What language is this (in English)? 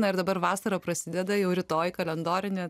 Lithuanian